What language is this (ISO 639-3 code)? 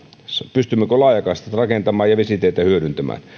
fin